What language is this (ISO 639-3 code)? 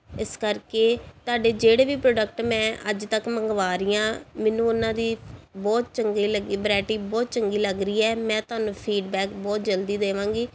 pan